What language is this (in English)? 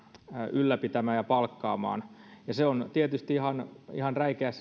Finnish